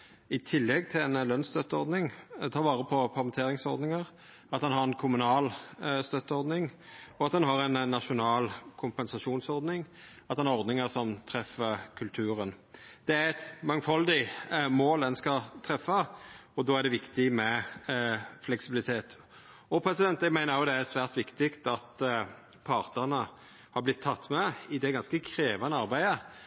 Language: Norwegian Nynorsk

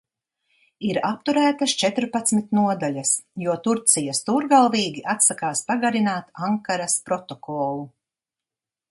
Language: Latvian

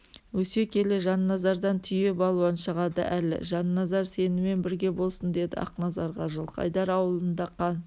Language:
Kazakh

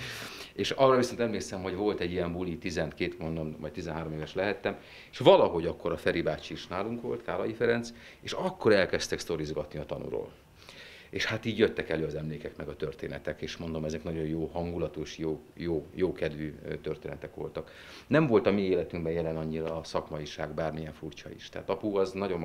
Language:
Hungarian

